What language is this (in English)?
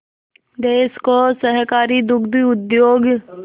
Hindi